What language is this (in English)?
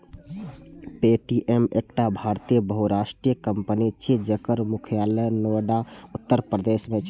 Maithili